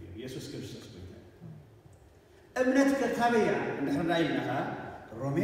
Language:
Arabic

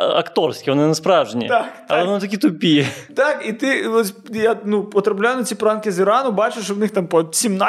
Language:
Ukrainian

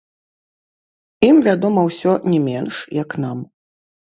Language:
Belarusian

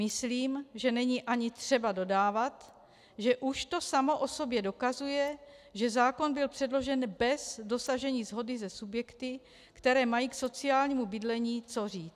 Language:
Czech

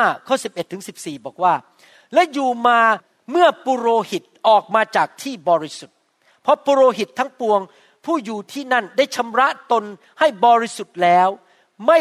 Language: Thai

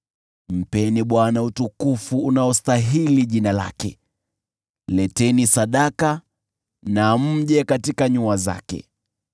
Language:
Swahili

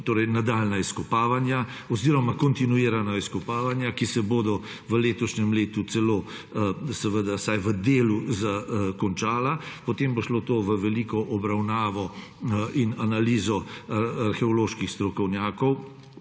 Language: Slovenian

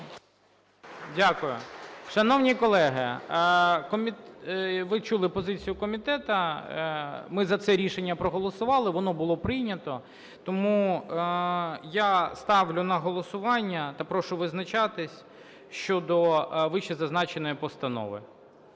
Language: Ukrainian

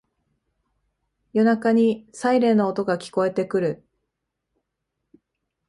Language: Japanese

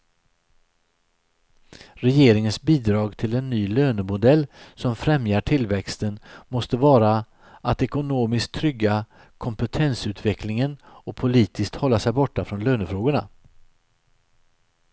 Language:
Swedish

